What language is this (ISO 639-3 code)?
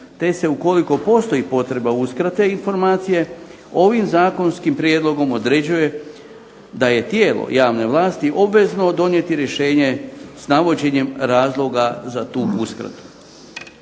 hrv